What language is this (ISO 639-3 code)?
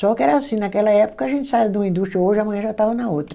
por